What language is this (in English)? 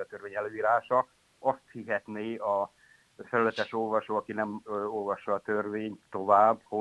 Hungarian